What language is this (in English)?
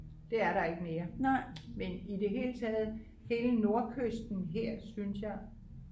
Danish